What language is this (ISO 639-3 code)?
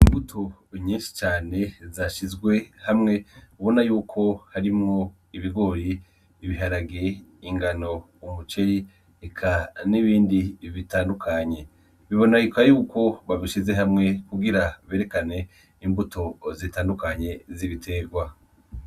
run